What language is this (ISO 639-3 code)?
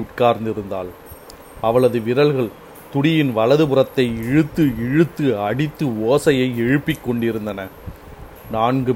tam